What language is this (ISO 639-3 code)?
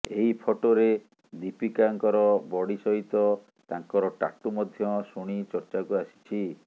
ori